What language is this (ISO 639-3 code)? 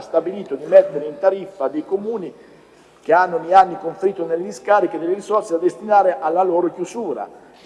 ita